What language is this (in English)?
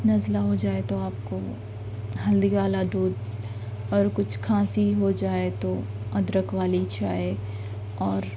Urdu